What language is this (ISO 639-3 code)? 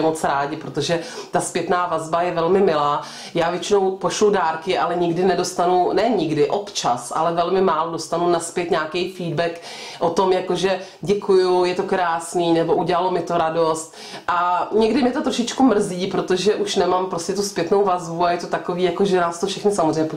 ces